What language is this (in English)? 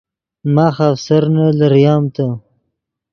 Yidgha